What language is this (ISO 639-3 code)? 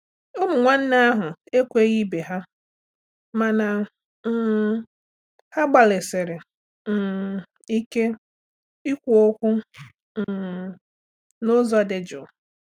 ibo